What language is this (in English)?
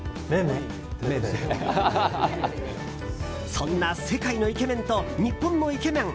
Japanese